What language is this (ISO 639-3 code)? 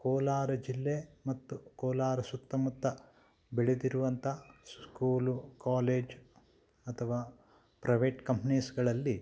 kan